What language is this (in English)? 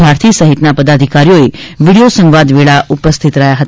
Gujarati